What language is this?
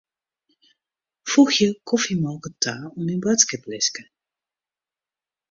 Western Frisian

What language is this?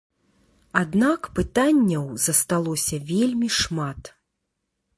Belarusian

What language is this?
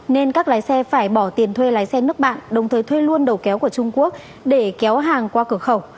Vietnamese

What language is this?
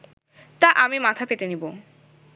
Bangla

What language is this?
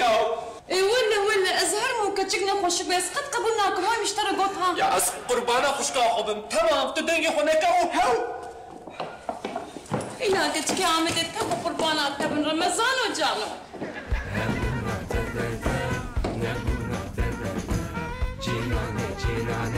Arabic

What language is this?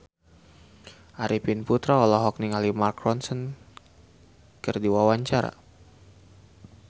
Sundanese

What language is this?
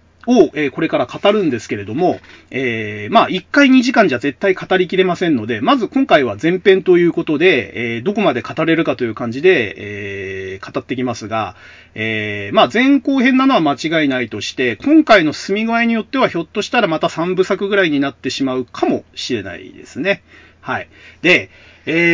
Japanese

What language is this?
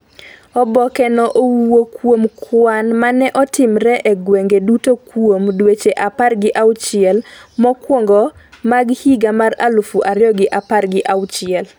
Luo (Kenya and Tanzania)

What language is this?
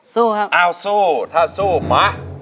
Thai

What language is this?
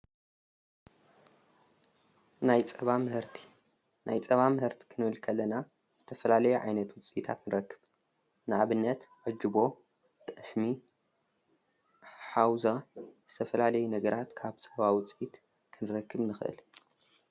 Tigrinya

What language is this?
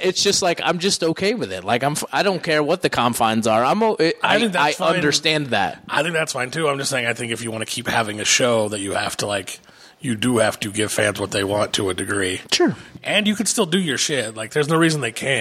English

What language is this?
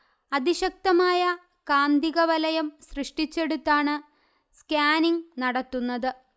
Malayalam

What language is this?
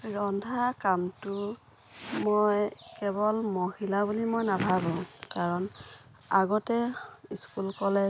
Assamese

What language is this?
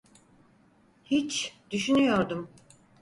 Turkish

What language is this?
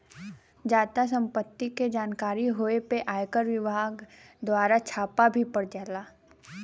Bhojpuri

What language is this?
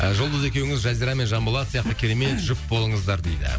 Kazakh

